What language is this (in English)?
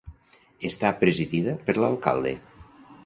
Catalan